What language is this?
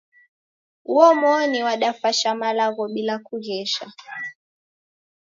Taita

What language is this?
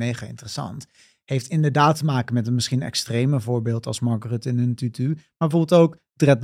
Dutch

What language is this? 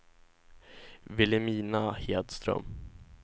Swedish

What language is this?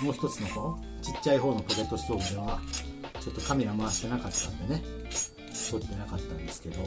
Japanese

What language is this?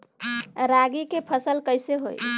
Bhojpuri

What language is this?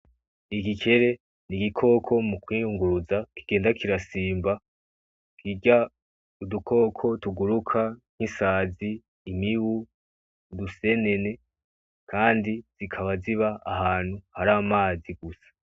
Rundi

